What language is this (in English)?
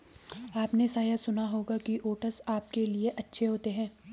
Hindi